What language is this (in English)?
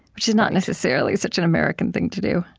English